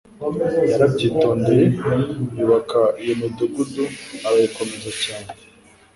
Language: Kinyarwanda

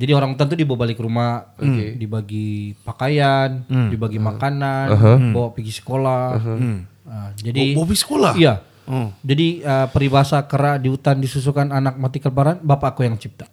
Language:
Malay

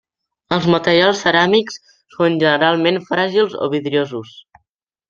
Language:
Catalan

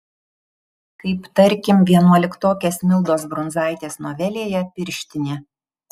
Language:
Lithuanian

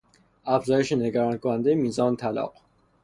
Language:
Persian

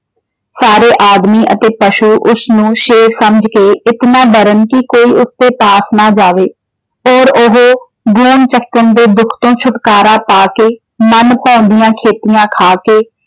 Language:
Punjabi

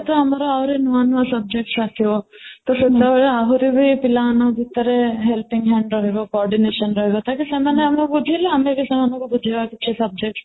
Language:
Odia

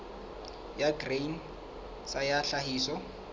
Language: Southern Sotho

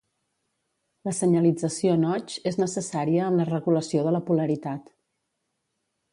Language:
Catalan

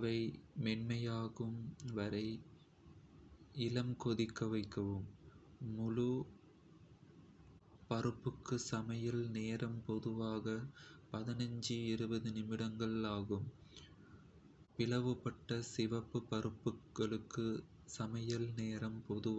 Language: Kota (India)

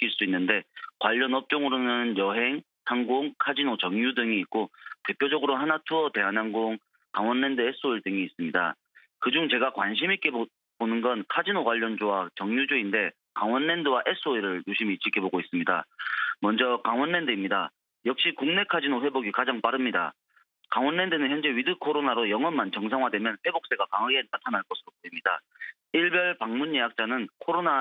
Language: Korean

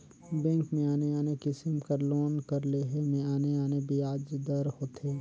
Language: Chhattisgarhi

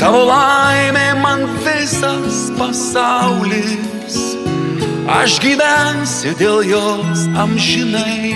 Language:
Czech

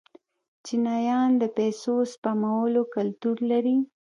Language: Pashto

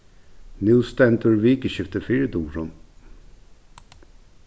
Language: Faroese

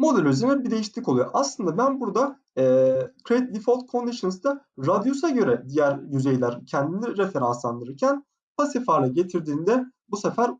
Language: Turkish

